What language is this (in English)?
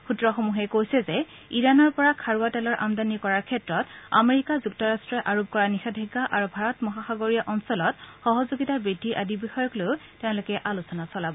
Assamese